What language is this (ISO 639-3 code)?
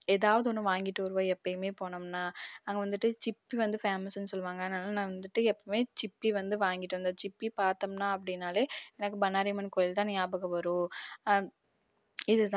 tam